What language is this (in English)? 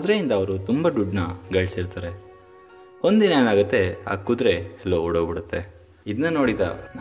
Kannada